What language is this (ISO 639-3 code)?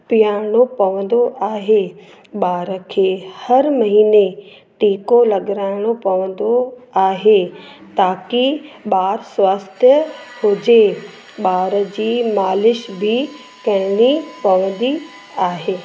snd